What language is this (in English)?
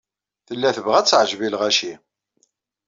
Kabyle